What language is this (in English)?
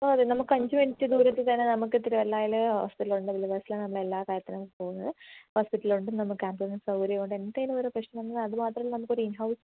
Malayalam